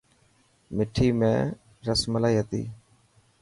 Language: Dhatki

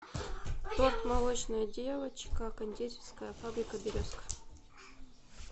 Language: Russian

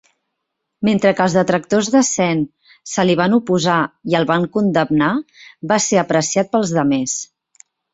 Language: Catalan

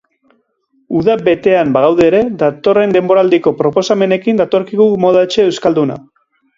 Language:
Basque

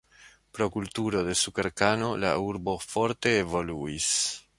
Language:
Esperanto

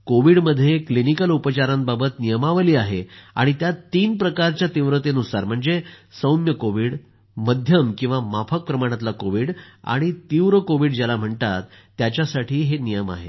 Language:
Marathi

